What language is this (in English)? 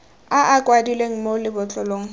Tswana